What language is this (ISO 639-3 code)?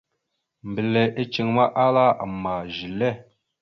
mxu